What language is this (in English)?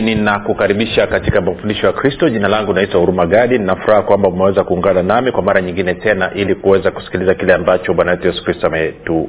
Swahili